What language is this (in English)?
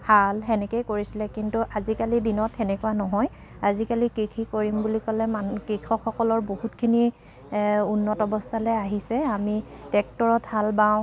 Assamese